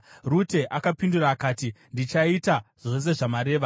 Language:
Shona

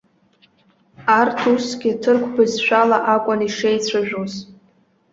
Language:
Abkhazian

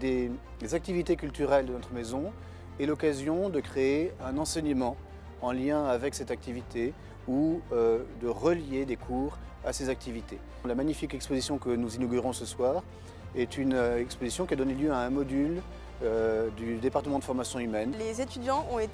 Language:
French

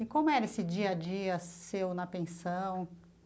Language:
Portuguese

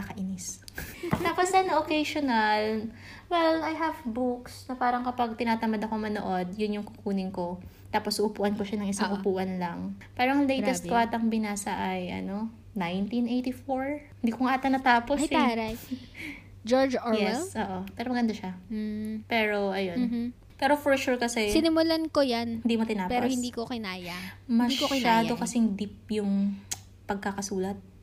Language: Filipino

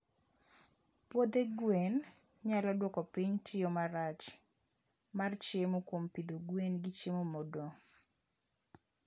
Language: Luo (Kenya and Tanzania)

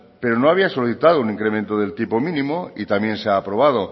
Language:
Spanish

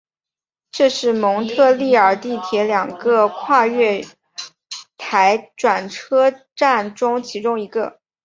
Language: Chinese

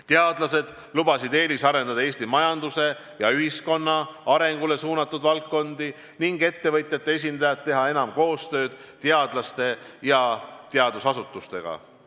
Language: Estonian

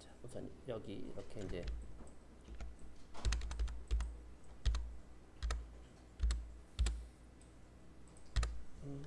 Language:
Korean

